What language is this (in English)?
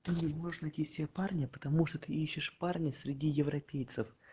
Russian